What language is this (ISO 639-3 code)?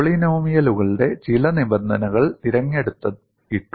mal